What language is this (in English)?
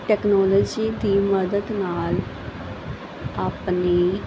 Punjabi